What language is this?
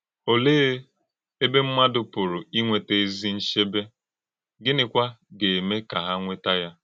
Igbo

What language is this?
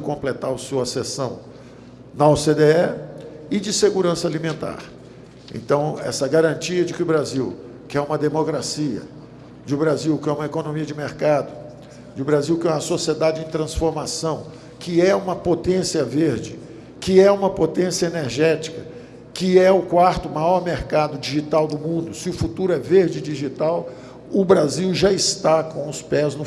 Portuguese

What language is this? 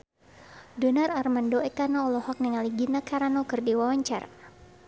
Sundanese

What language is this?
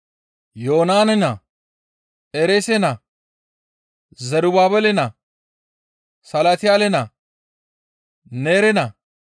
Gamo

